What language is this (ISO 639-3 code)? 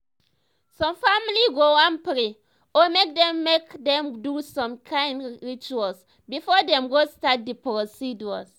pcm